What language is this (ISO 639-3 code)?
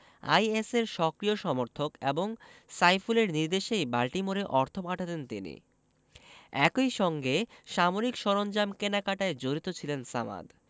ben